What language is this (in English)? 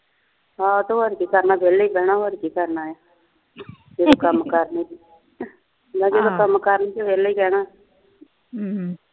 Punjabi